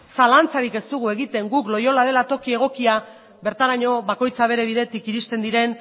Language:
Basque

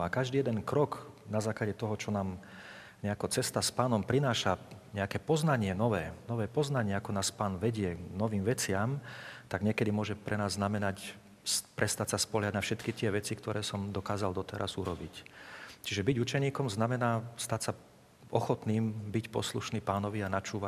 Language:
Slovak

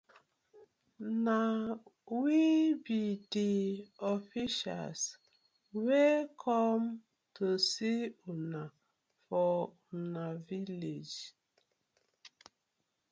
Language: Nigerian Pidgin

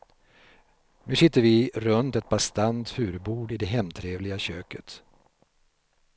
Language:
Swedish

